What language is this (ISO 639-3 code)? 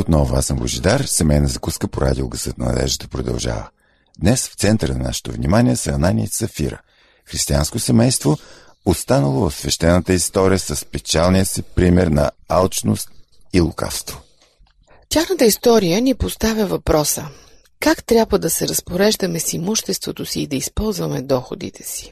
bul